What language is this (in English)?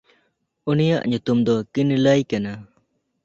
Santali